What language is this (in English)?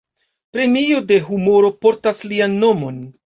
Esperanto